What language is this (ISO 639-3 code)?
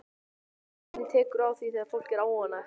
isl